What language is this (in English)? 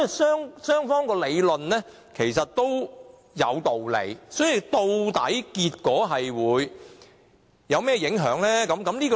Cantonese